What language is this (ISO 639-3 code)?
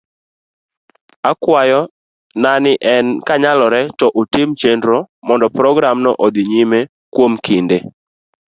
luo